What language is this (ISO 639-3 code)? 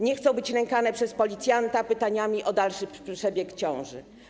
pol